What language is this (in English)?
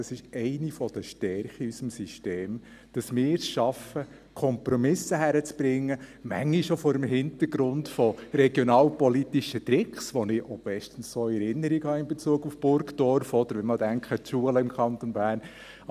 Swiss German